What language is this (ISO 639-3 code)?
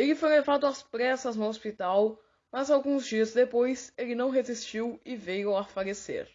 por